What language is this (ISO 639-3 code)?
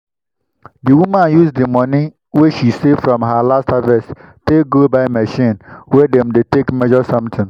pcm